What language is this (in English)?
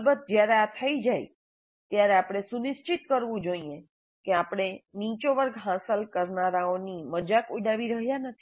Gujarati